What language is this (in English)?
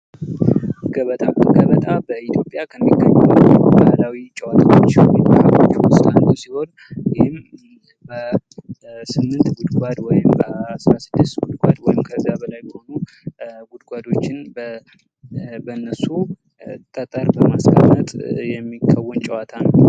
Amharic